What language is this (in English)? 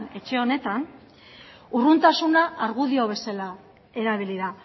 Basque